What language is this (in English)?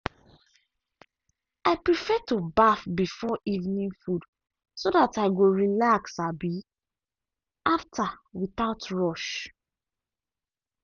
Nigerian Pidgin